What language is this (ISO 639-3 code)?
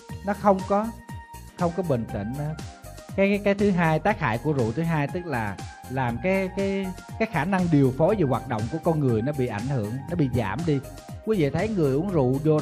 vie